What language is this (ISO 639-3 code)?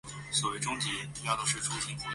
zho